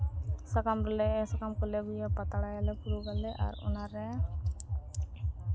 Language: Santali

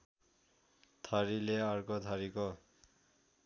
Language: Nepali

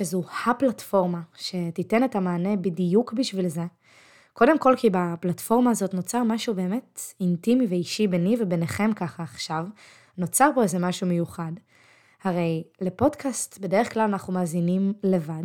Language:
Hebrew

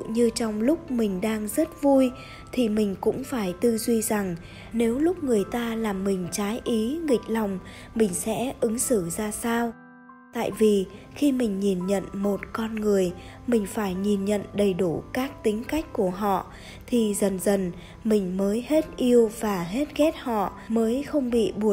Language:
Vietnamese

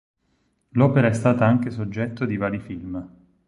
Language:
Italian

